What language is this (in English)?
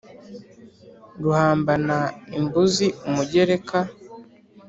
Kinyarwanda